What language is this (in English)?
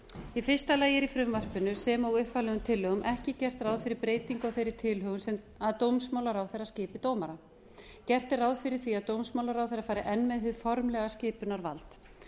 Icelandic